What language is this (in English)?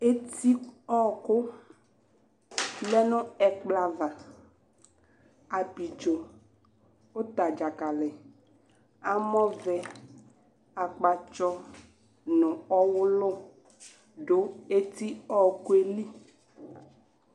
Ikposo